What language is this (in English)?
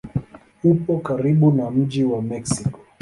Swahili